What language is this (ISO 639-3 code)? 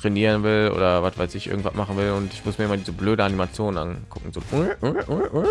deu